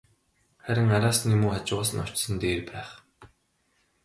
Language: Mongolian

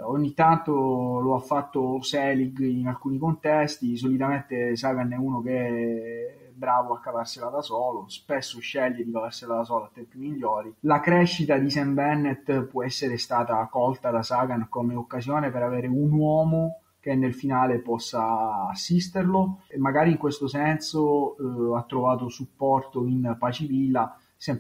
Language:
Italian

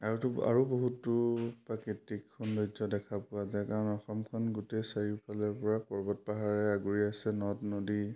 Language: Assamese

